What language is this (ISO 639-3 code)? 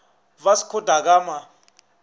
nso